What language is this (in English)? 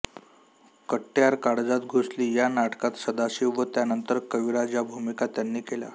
Marathi